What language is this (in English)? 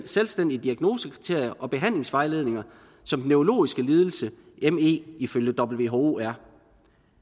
Danish